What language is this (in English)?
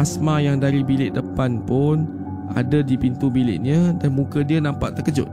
Malay